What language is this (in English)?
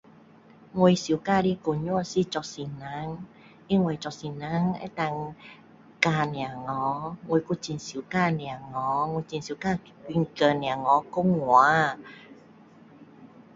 Min Dong Chinese